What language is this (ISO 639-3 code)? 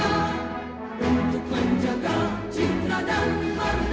ind